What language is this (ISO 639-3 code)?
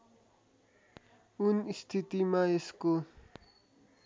nep